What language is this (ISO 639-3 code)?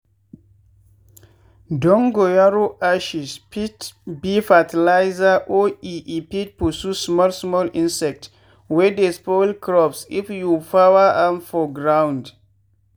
pcm